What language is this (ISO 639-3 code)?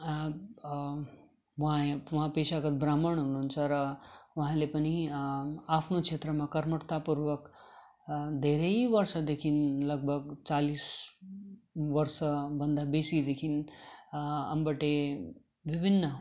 nep